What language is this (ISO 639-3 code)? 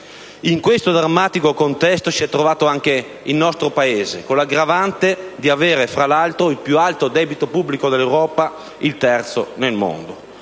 ita